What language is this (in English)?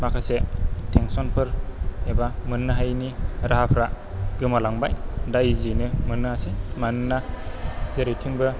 Bodo